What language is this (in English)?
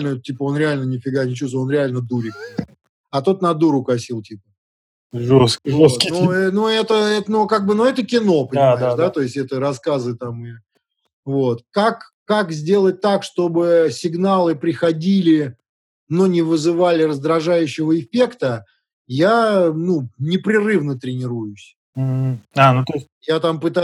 Russian